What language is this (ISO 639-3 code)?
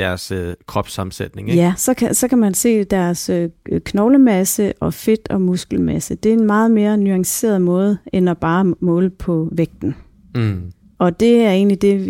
dan